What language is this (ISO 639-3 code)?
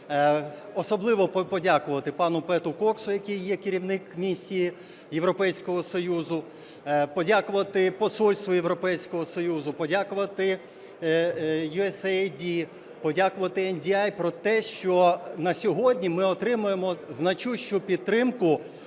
ukr